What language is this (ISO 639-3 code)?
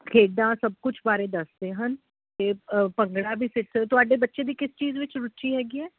pan